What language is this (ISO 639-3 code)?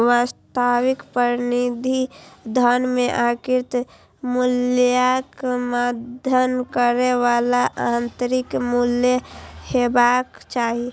mai